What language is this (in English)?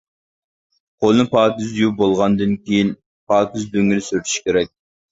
Uyghur